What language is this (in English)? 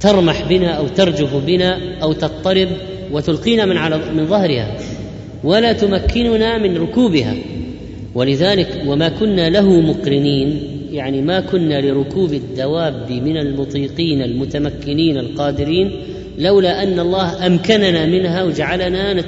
Arabic